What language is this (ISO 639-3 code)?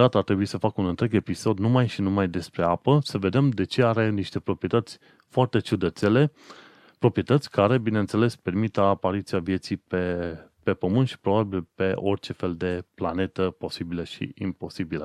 ron